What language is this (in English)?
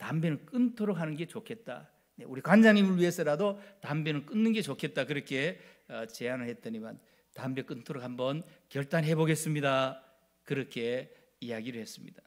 Korean